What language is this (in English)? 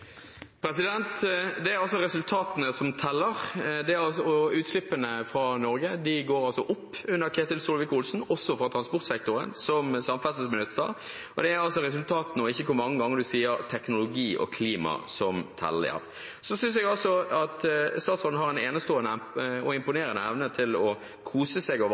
Norwegian Bokmål